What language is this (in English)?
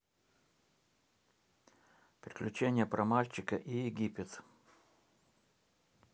Russian